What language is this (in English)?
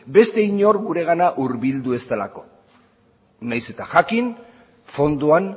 Basque